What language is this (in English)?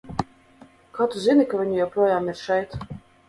Latvian